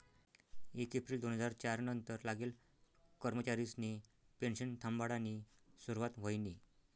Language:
Marathi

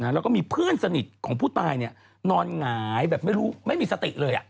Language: Thai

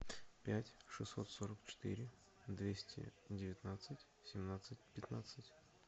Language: Russian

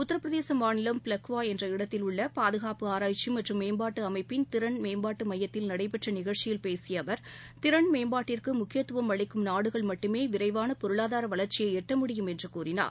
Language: Tamil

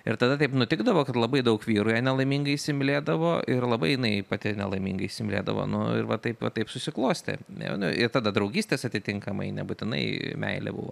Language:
Lithuanian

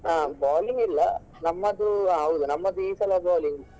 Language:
Kannada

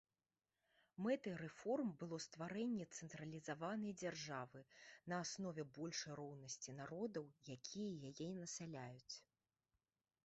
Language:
Belarusian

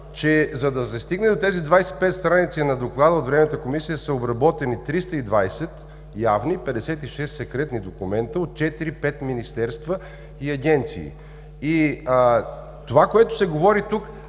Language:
Bulgarian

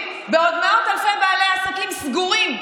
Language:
Hebrew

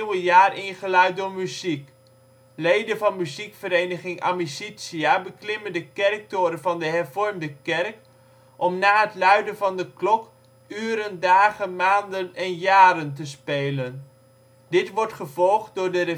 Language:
Dutch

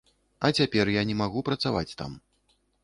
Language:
Belarusian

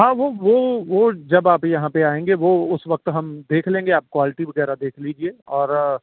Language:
Urdu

